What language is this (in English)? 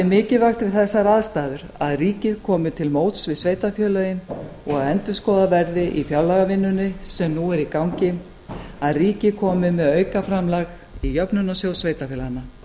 Icelandic